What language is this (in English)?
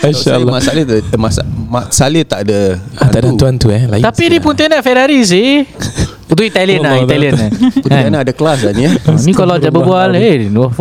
Malay